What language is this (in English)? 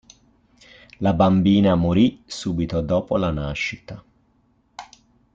Italian